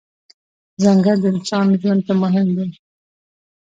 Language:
Pashto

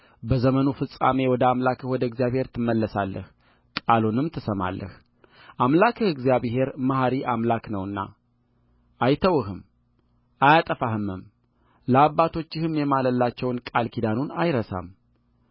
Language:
Amharic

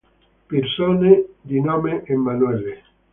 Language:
Italian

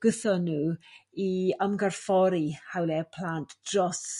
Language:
Welsh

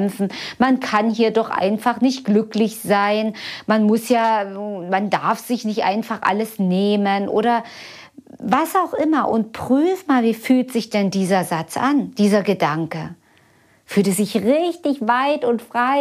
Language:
German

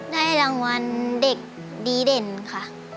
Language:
Thai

